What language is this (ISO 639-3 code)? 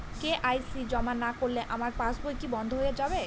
ben